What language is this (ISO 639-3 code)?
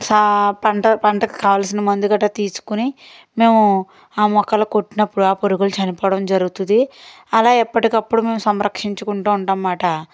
tel